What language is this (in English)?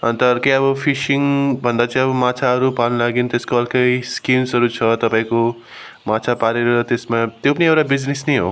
Nepali